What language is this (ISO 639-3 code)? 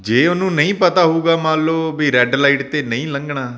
pan